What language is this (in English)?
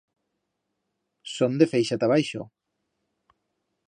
Aragonese